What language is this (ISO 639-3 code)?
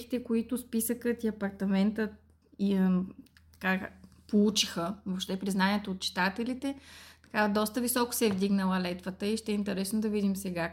bul